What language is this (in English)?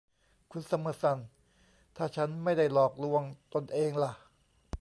Thai